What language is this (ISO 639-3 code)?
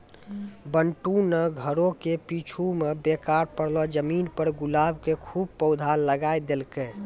mai